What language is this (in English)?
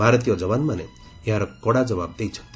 Odia